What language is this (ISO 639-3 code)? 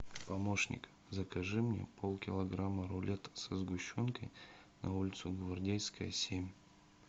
rus